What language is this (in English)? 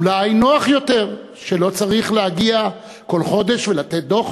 Hebrew